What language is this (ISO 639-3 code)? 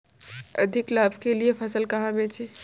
hin